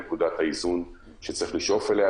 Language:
Hebrew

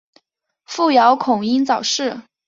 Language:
Chinese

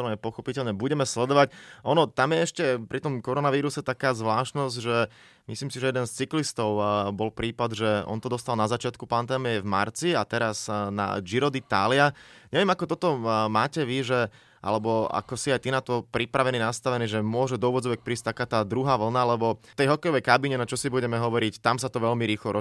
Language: Slovak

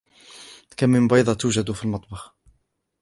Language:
Arabic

